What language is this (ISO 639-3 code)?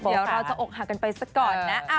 tha